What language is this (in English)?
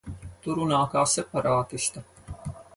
Latvian